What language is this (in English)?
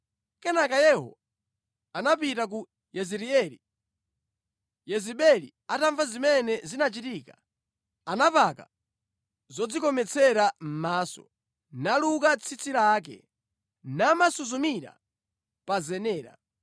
Nyanja